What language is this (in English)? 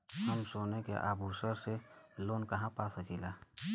Bhojpuri